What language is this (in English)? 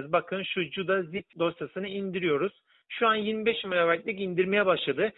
Turkish